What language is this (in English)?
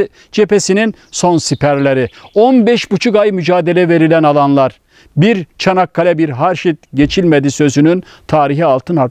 Turkish